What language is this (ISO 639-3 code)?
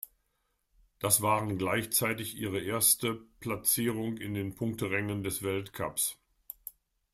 deu